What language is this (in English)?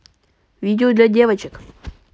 Russian